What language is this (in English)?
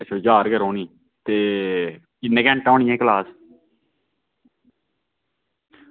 Dogri